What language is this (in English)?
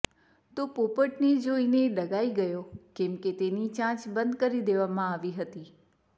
Gujarati